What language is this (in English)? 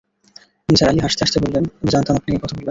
Bangla